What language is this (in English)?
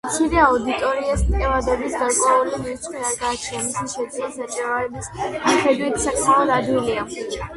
Georgian